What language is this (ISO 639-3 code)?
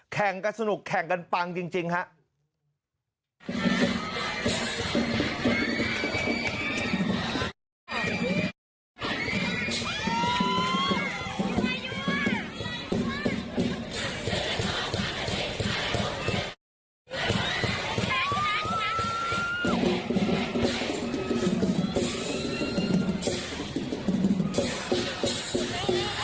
tha